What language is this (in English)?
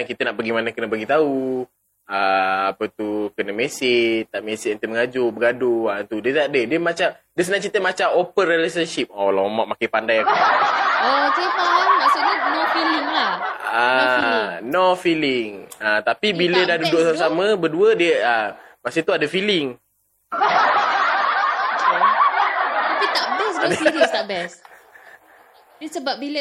Malay